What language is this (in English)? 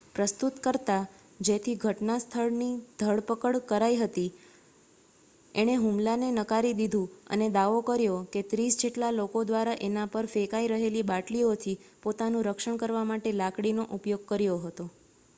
Gujarati